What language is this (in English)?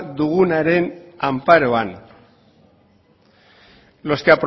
Basque